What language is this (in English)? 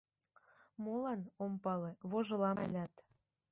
Mari